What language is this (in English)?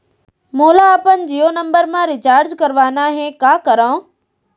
Chhattisgarhi